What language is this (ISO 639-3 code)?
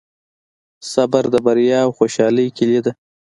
pus